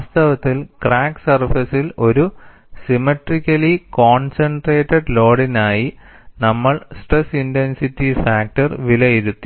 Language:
Malayalam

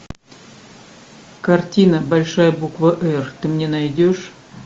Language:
Russian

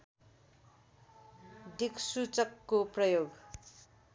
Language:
Nepali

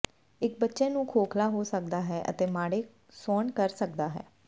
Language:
Punjabi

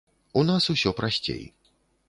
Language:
Belarusian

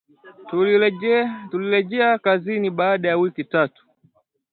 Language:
Swahili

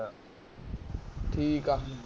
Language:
Punjabi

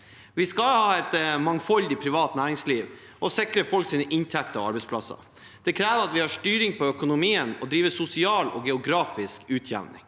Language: Norwegian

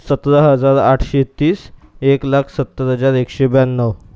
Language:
Marathi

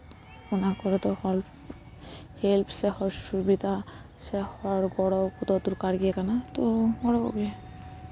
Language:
Santali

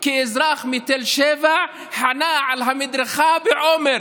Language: Hebrew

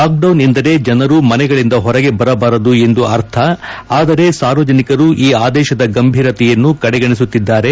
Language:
Kannada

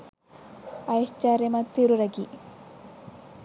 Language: Sinhala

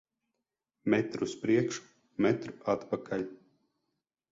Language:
Latvian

